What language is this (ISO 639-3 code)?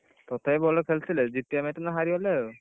ori